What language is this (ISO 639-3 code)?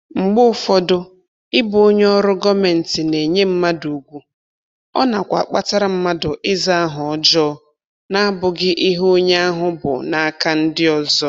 ibo